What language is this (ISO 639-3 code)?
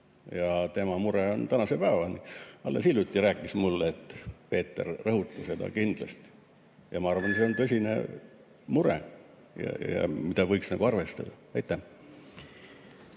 est